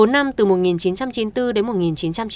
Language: Vietnamese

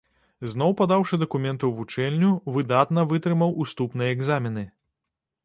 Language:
Belarusian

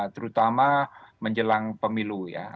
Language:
Indonesian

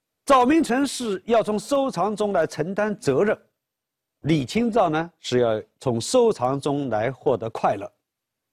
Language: Chinese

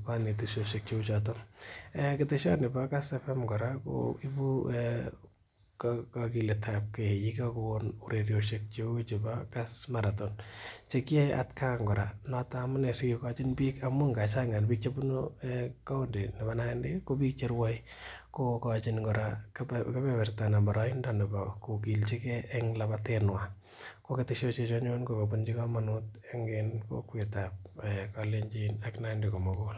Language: Kalenjin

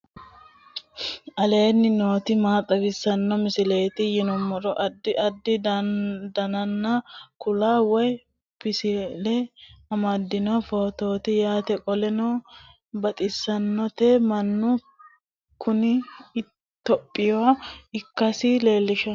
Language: Sidamo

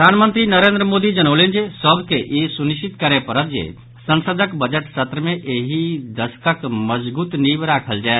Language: Maithili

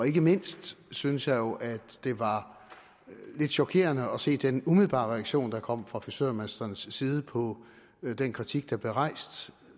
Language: Danish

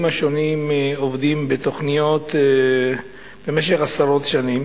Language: Hebrew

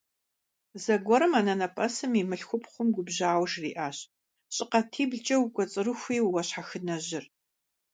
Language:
Kabardian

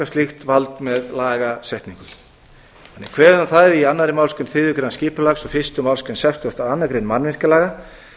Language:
Icelandic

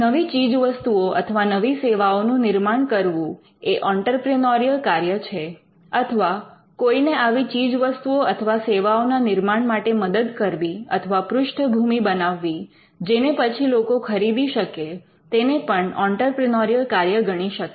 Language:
Gujarati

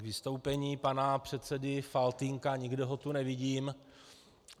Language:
Czech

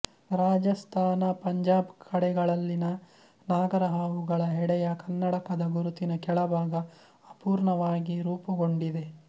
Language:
Kannada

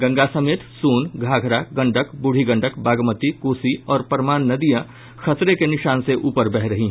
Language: Hindi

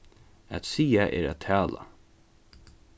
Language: Faroese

